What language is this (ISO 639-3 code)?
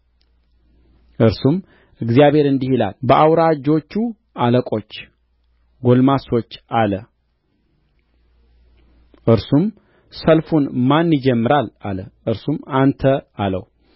amh